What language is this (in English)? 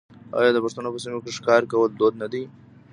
Pashto